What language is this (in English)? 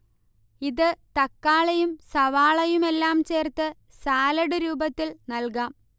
Malayalam